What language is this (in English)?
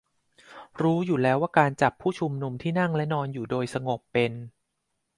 Thai